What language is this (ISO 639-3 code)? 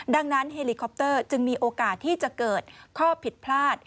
tha